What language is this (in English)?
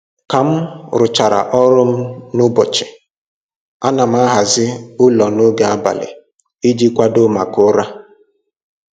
Igbo